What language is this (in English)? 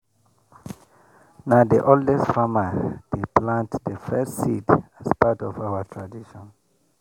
Nigerian Pidgin